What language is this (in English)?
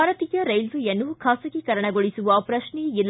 Kannada